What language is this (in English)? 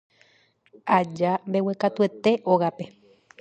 Guarani